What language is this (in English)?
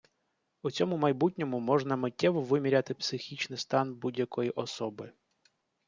Ukrainian